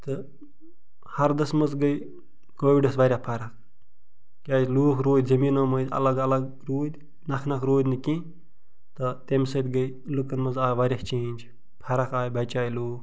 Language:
Kashmiri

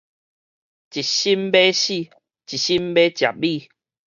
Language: Min Nan Chinese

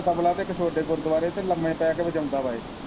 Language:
Punjabi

